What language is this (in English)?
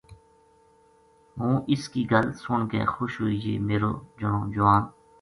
Gujari